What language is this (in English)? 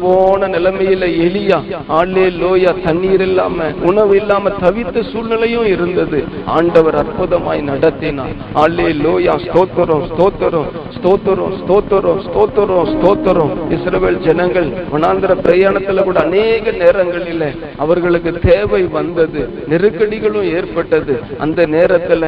Tamil